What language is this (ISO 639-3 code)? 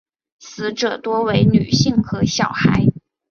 zho